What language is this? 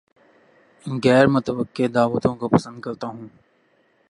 Urdu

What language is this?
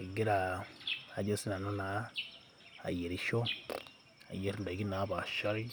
Masai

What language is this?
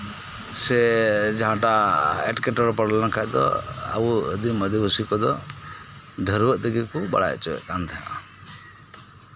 Santali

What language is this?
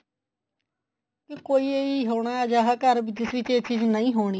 Punjabi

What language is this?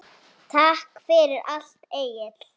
Icelandic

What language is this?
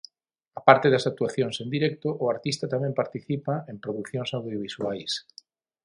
Galician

